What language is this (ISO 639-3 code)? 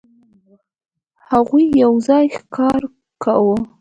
pus